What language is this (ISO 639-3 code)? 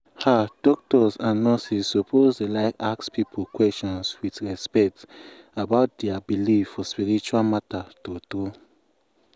pcm